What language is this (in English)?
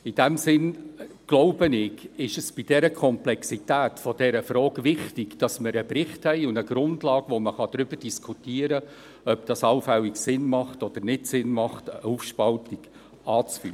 Swiss German